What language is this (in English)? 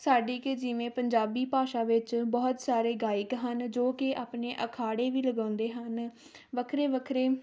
Punjabi